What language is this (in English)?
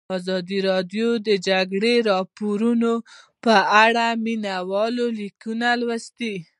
Pashto